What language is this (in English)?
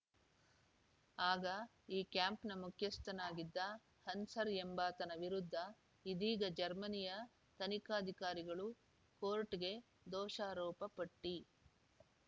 Kannada